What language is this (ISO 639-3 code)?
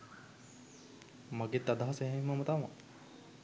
sin